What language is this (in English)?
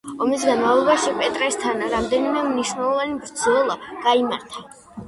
Georgian